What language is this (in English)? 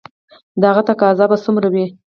Pashto